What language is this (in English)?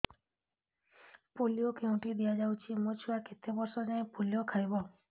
Odia